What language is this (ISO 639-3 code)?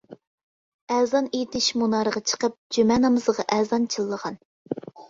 uig